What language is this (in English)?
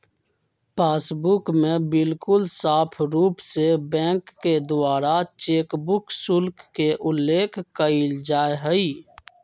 Magahi